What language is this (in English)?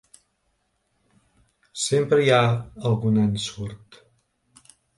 Catalan